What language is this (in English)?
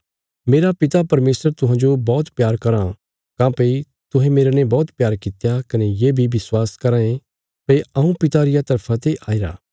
Bilaspuri